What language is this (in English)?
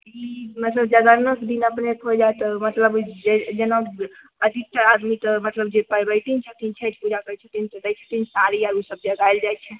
Maithili